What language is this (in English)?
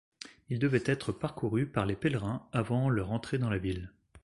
French